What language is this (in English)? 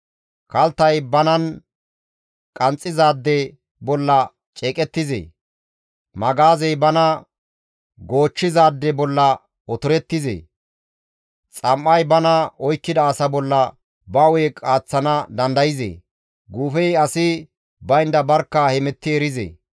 Gamo